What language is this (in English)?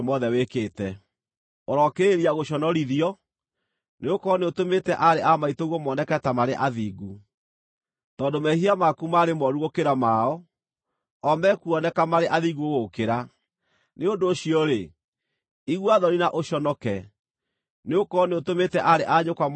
Kikuyu